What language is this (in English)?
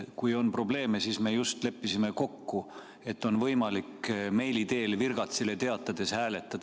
Estonian